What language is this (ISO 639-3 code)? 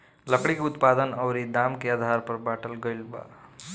bho